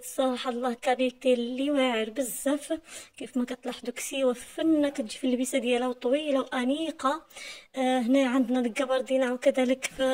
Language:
Arabic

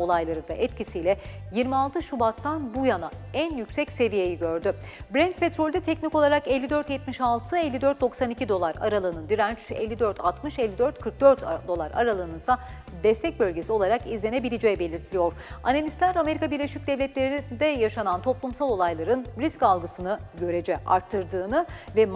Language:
Turkish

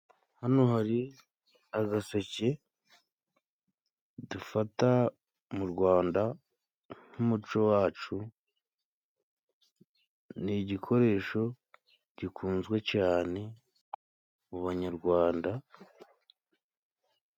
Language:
Kinyarwanda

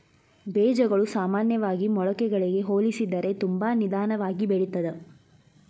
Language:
Kannada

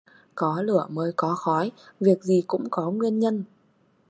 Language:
Vietnamese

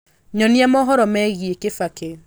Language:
Kikuyu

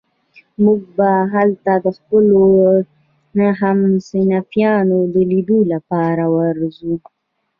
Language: Pashto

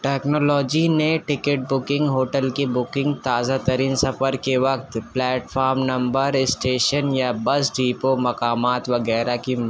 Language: Urdu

